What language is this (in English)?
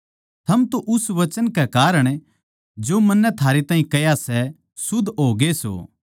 Haryanvi